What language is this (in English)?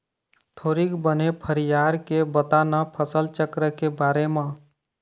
Chhattisgarhi